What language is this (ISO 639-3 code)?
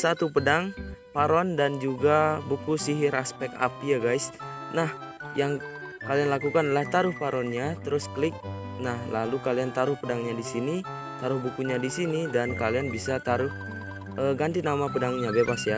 ind